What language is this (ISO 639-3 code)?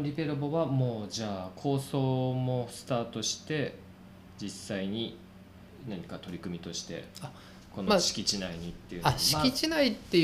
jpn